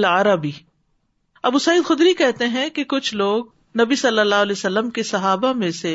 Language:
Urdu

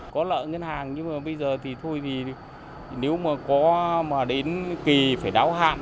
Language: Vietnamese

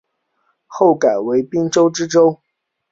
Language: Chinese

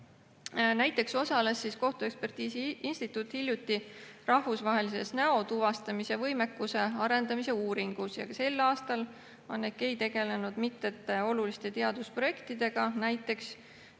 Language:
Estonian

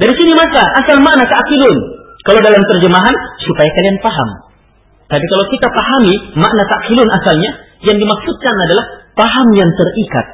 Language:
Malay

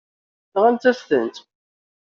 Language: Kabyle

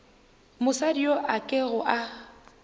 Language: Northern Sotho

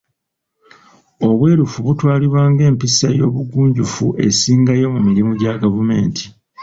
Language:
Ganda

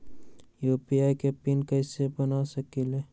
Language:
Magahi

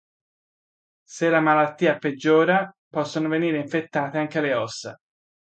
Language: Italian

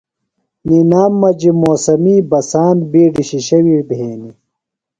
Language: Phalura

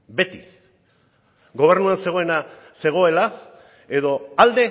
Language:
Basque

